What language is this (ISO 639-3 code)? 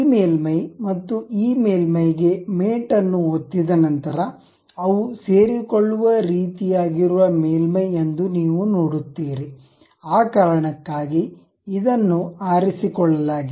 kan